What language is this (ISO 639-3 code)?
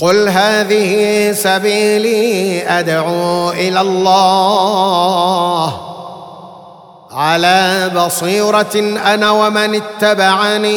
ara